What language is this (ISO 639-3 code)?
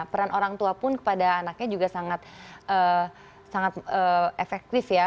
ind